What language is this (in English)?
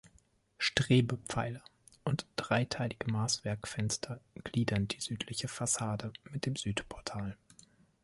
German